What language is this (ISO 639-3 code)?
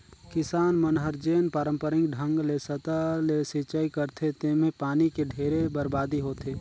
hne